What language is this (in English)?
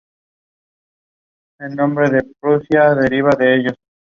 Spanish